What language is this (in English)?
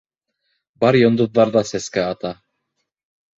Bashkir